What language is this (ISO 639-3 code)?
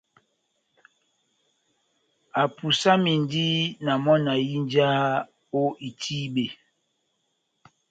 bnm